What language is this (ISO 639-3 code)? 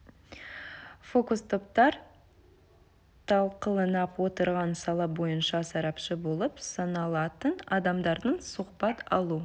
kaz